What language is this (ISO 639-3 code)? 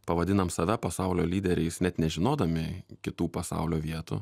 lit